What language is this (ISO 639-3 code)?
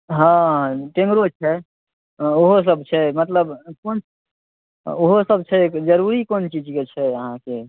mai